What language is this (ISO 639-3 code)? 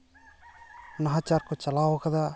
sat